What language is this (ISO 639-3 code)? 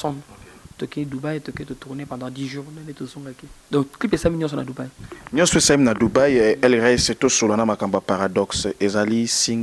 fra